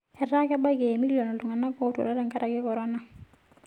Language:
Masai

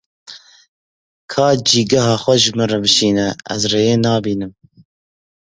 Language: Kurdish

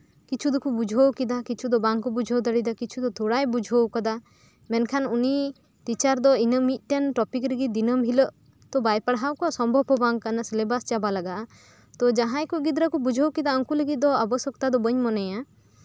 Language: Santali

